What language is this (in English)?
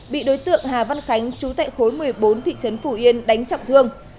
Vietnamese